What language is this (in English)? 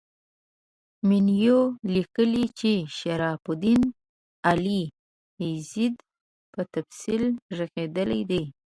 Pashto